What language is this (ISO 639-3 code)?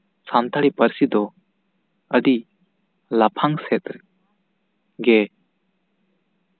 sat